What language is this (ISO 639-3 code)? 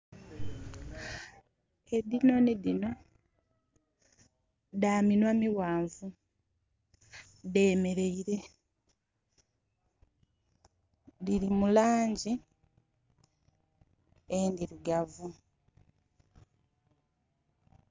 xog